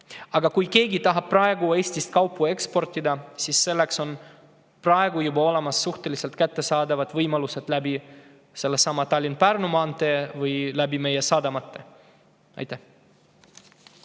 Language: Estonian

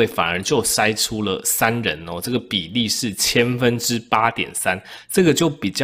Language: Chinese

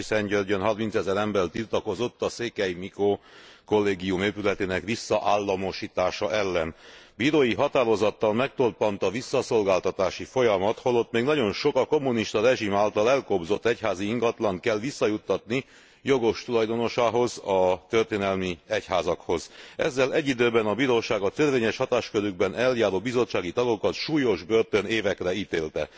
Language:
Hungarian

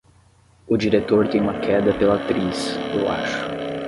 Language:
Portuguese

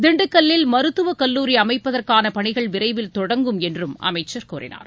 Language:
Tamil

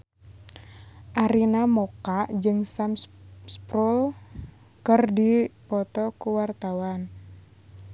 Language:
Sundanese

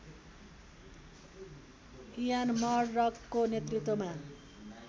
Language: Nepali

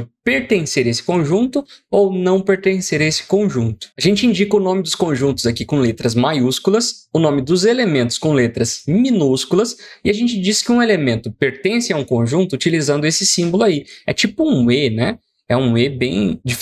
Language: Portuguese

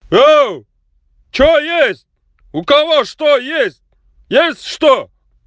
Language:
Russian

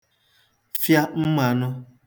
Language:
Igbo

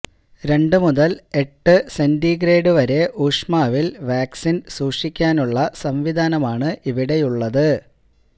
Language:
Malayalam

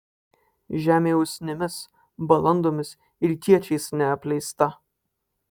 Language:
Lithuanian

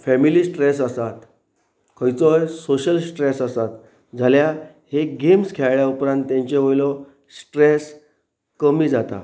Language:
Konkani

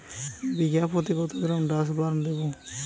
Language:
Bangla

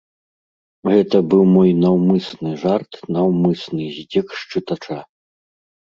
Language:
Belarusian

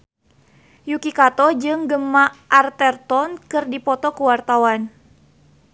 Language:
Sundanese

